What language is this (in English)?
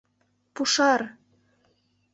Mari